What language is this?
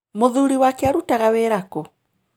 Kikuyu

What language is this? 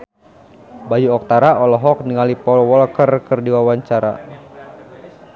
Sundanese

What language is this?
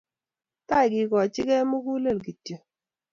Kalenjin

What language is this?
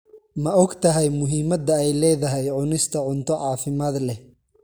Somali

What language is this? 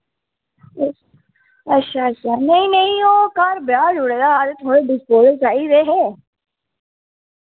Dogri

